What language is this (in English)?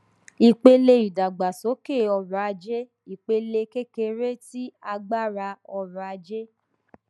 Yoruba